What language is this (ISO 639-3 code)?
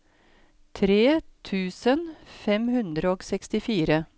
nor